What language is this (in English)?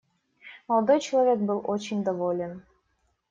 Russian